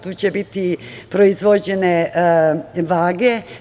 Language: Serbian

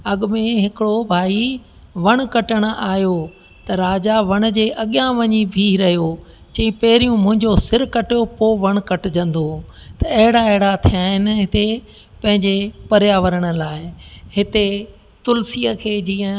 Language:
Sindhi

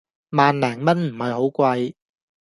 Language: Cantonese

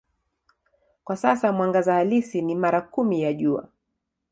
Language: Swahili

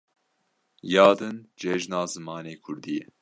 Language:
Kurdish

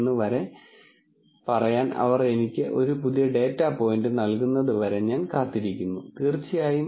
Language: Malayalam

